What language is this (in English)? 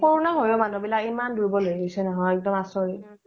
Assamese